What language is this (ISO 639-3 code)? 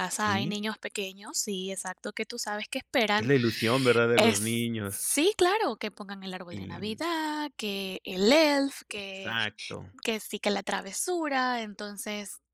spa